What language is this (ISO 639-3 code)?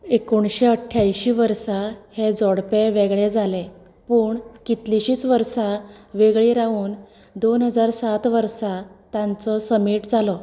kok